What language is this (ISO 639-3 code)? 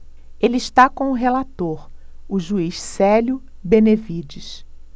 por